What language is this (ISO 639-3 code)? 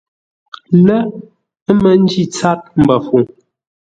nla